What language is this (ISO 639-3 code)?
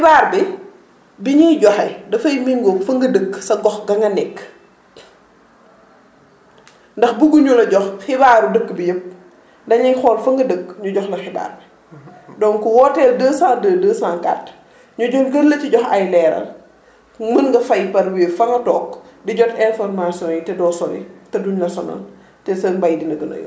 wol